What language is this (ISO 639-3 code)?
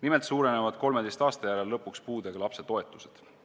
est